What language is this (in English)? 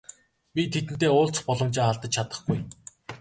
Mongolian